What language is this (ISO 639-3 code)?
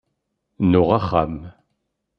kab